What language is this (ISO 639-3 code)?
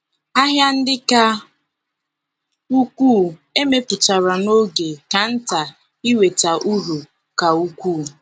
ibo